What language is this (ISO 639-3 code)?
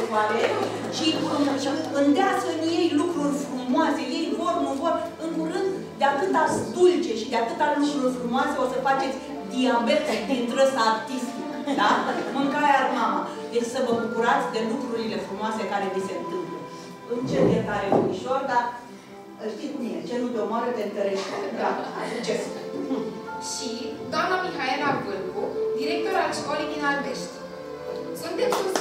ron